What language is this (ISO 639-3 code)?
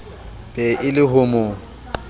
sot